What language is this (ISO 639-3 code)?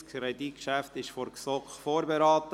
gsw